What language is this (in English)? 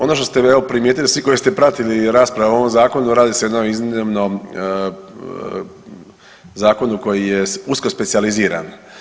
Croatian